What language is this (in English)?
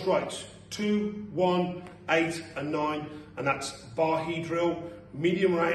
English